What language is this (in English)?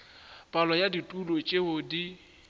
Northern Sotho